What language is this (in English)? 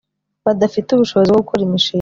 Kinyarwanda